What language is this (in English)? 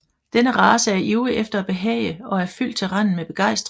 Danish